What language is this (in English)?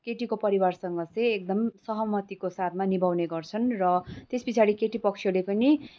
Nepali